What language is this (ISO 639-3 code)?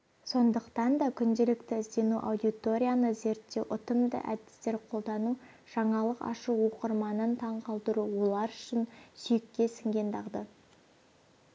kaz